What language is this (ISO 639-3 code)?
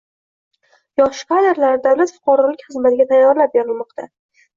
uzb